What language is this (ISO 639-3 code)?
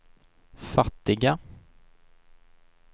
swe